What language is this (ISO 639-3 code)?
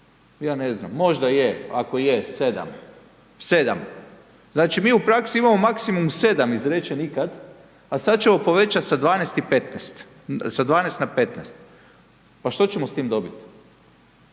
hrv